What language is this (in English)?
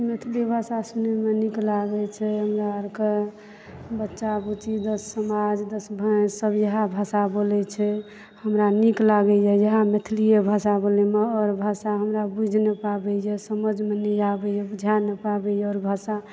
Maithili